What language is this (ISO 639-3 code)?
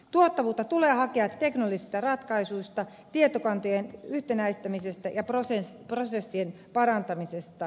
fin